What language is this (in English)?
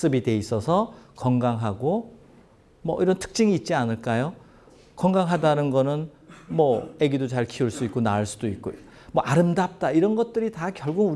Korean